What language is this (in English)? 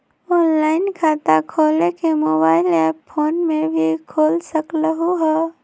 Magahi